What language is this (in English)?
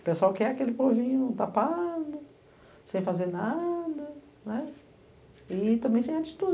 Portuguese